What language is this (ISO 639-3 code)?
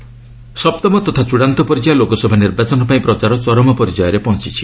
ori